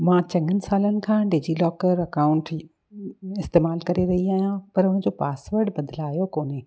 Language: Sindhi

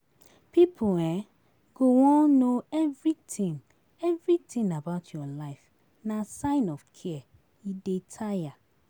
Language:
Nigerian Pidgin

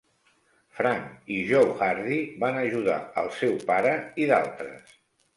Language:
Catalan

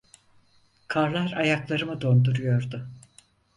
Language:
Turkish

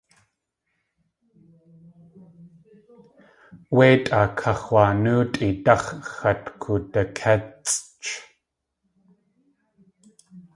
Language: Tlingit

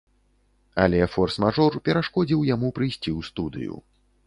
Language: Belarusian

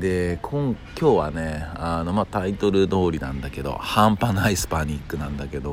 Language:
Japanese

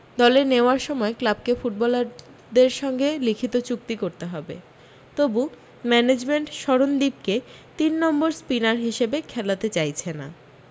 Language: Bangla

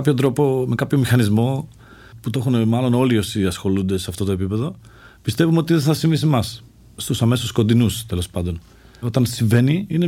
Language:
Greek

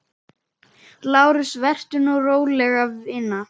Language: Icelandic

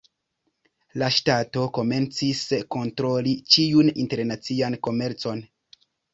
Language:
Esperanto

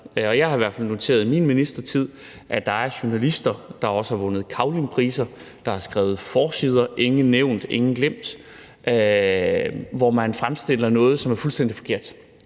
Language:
Danish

